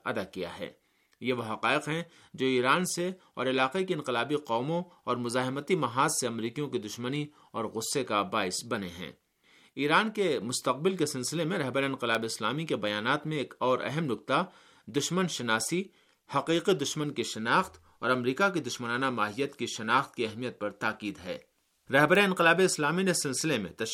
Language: Urdu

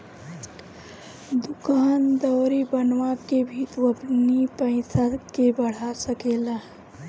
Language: Bhojpuri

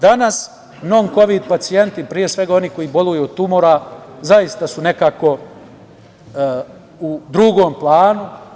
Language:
Serbian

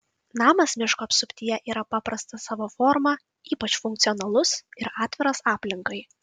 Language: Lithuanian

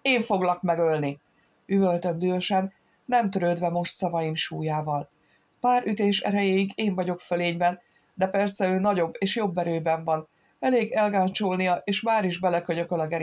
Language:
Hungarian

